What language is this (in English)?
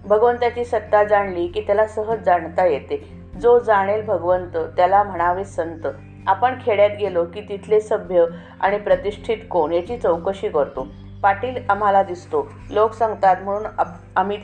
Marathi